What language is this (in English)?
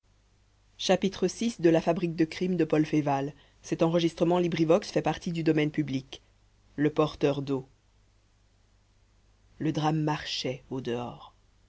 French